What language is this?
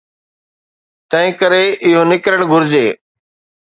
Sindhi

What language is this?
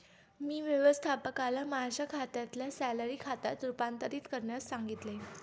Marathi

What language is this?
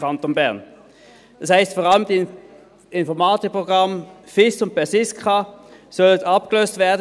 Swiss German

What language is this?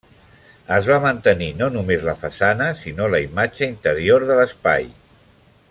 Catalan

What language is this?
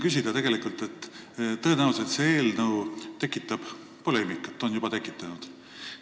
Estonian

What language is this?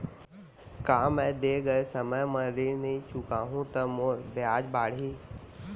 Chhattisgarhi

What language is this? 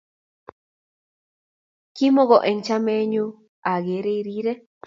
Kalenjin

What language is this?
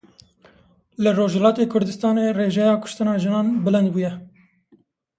Kurdish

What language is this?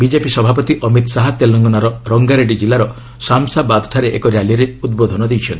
Odia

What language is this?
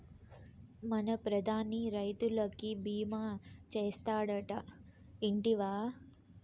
Telugu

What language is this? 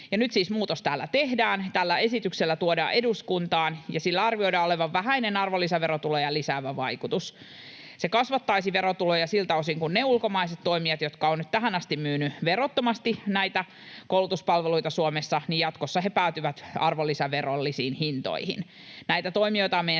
Finnish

